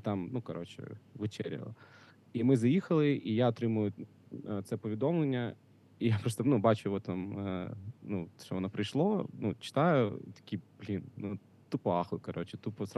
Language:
Ukrainian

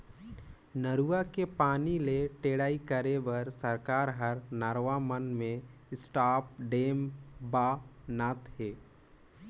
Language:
Chhattisgarhi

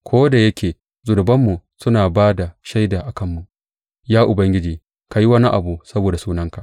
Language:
Hausa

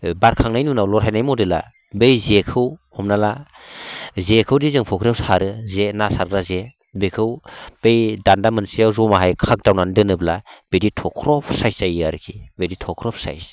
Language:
Bodo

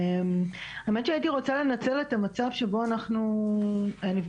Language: Hebrew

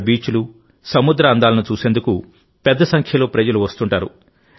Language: Telugu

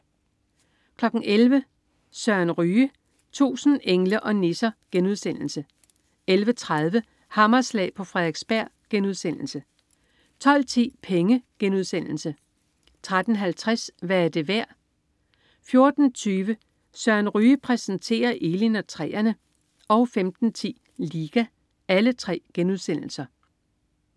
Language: Danish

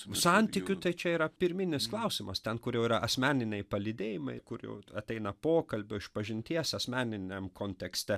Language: Lithuanian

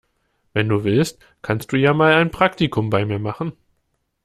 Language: German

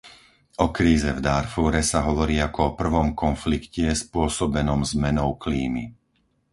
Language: Slovak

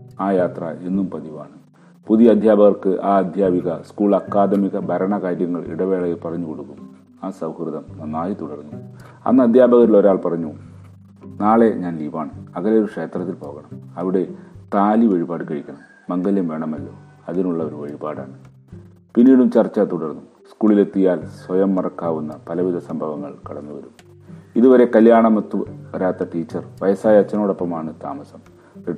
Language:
Malayalam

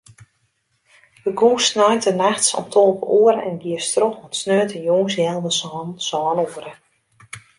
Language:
Western Frisian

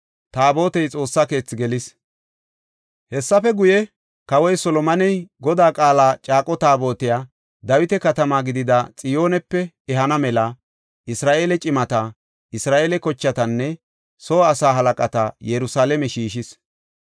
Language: Gofa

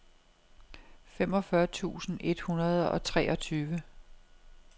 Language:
Danish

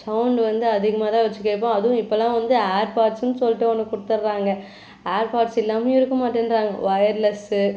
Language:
Tamil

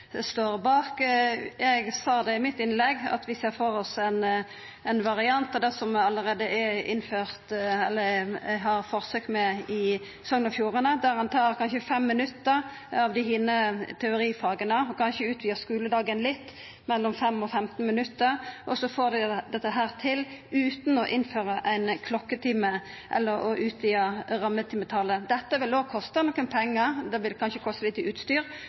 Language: Norwegian Nynorsk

